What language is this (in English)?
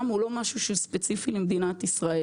Hebrew